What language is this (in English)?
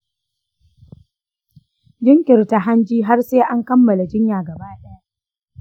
Hausa